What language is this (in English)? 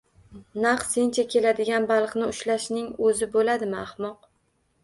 Uzbek